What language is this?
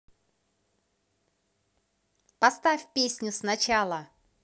Russian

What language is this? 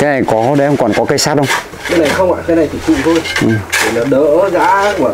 Vietnamese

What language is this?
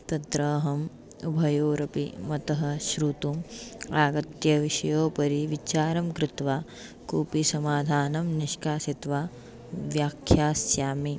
Sanskrit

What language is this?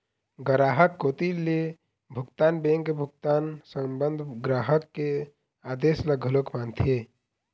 Chhattisgarhi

